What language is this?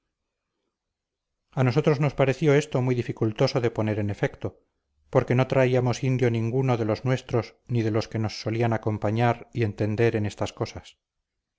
Spanish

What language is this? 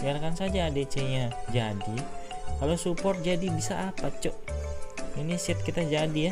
Indonesian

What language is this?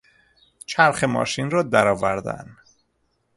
Persian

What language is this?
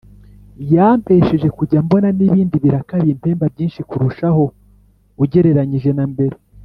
Kinyarwanda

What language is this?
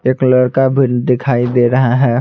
Hindi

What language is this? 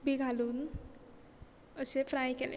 Konkani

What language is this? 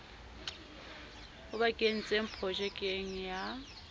Southern Sotho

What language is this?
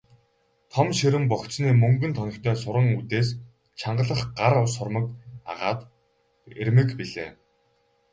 Mongolian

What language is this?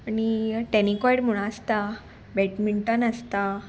Konkani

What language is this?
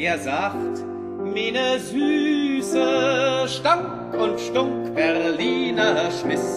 German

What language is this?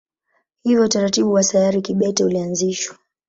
Swahili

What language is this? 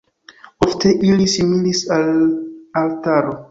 Esperanto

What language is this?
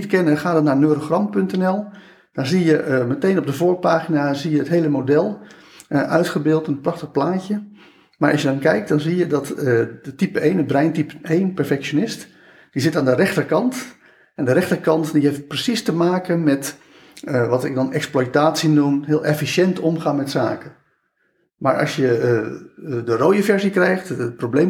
Dutch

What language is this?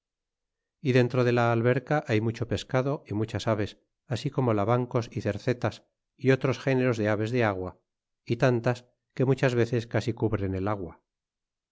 Spanish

